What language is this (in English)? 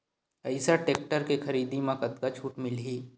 Chhattisgarhi